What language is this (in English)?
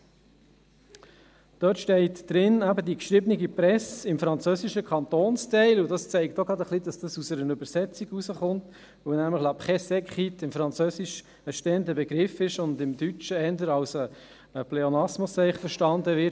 Swiss German